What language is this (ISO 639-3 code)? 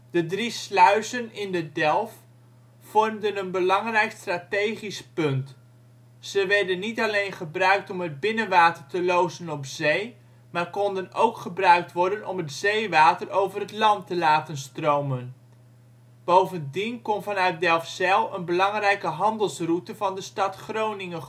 nld